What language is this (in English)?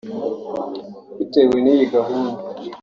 Kinyarwanda